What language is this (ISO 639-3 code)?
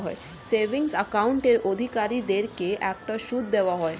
ben